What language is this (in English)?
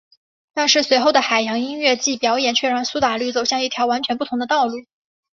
Chinese